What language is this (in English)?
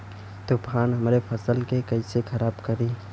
Bhojpuri